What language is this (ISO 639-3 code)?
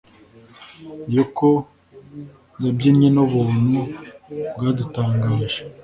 kin